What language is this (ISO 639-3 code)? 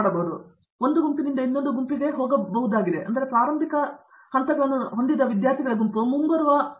kan